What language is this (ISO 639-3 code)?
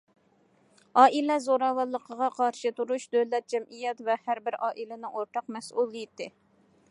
uig